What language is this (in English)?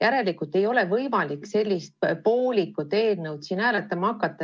Estonian